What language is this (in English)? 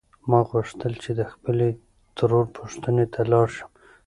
Pashto